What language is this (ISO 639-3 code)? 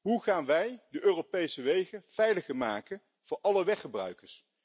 nld